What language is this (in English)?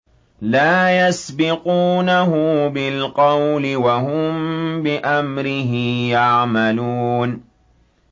Arabic